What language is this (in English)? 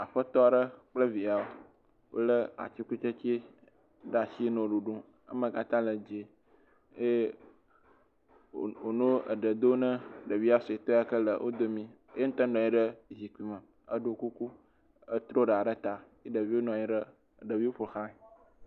Ewe